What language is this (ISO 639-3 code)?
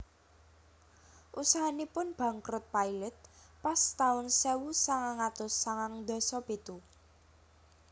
jav